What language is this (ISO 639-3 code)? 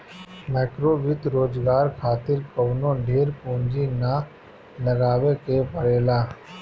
bho